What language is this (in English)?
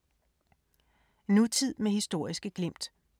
Danish